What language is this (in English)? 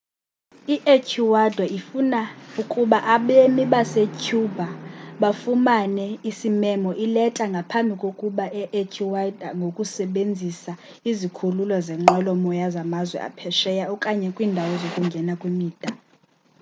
Xhosa